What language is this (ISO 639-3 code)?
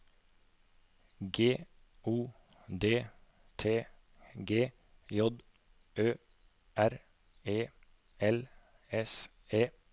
nor